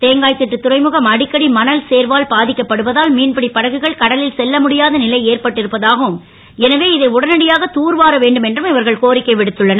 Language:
Tamil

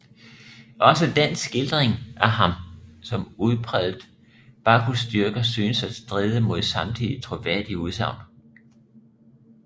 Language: Danish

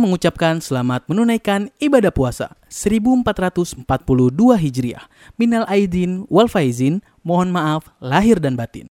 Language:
Indonesian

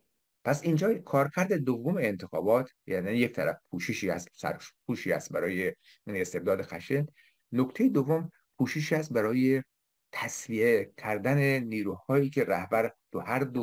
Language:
Persian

